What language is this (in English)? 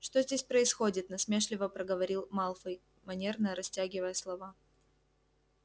Russian